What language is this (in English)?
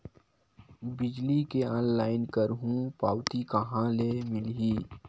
Chhattisgarhi